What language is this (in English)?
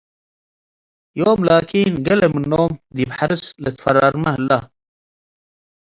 Tigre